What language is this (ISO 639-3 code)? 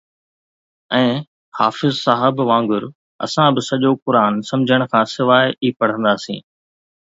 snd